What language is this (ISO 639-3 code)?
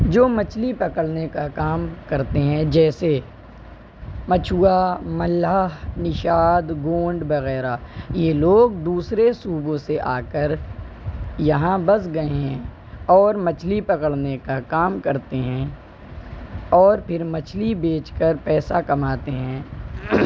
urd